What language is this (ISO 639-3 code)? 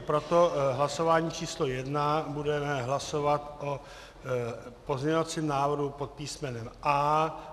ces